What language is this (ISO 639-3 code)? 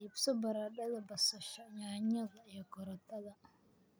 som